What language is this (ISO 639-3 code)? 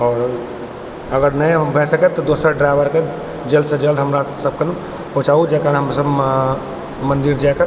mai